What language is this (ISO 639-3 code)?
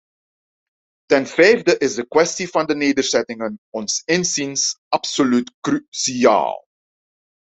nld